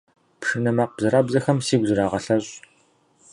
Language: Kabardian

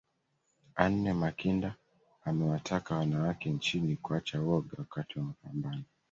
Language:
Swahili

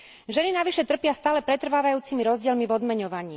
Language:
Slovak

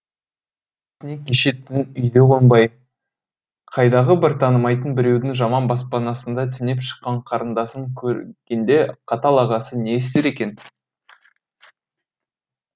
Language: Kazakh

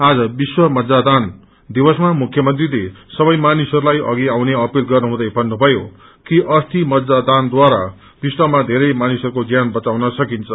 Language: Nepali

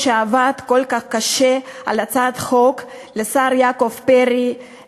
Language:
Hebrew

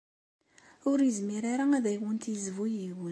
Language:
Kabyle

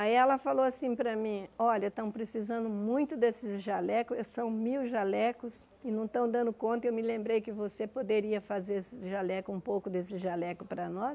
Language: Portuguese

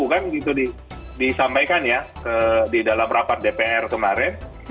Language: Indonesian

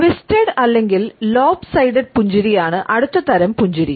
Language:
Malayalam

